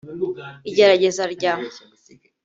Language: Kinyarwanda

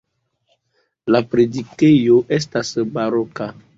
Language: Esperanto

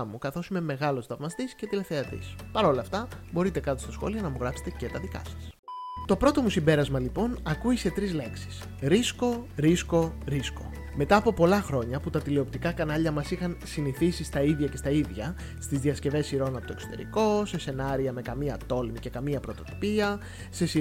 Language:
Greek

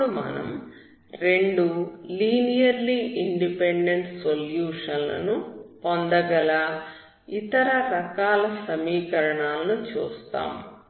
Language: Telugu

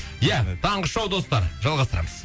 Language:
Kazakh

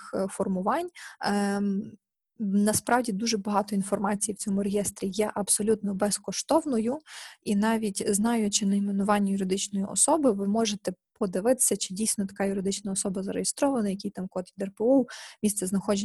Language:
Ukrainian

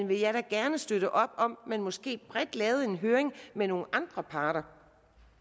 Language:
Danish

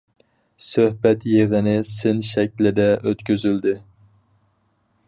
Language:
Uyghur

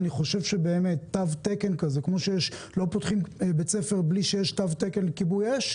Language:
Hebrew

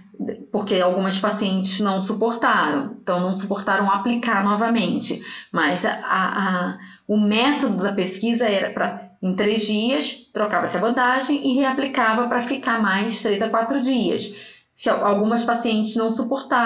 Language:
Portuguese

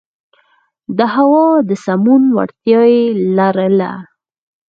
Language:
Pashto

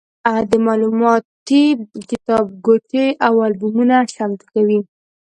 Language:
Pashto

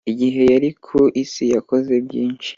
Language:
Kinyarwanda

